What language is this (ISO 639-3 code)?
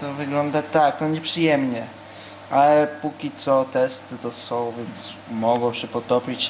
pol